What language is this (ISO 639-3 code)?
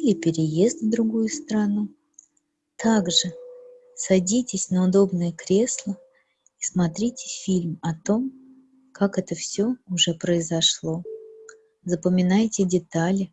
rus